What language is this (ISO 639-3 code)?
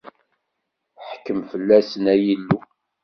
kab